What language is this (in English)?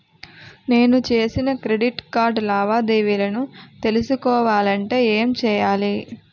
Telugu